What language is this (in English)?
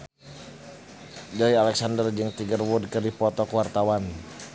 Sundanese